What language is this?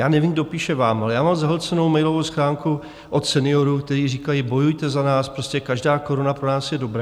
Czech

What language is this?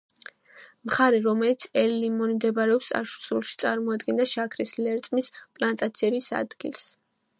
Georgian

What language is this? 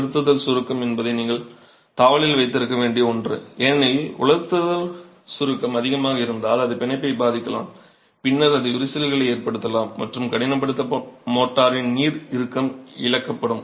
Tamil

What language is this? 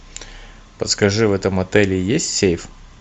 Russian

